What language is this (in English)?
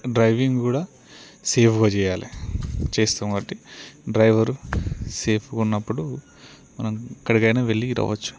Telugu